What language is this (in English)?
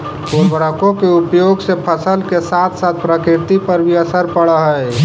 Magahi